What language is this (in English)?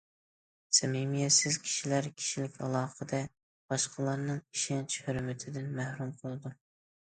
Uyghur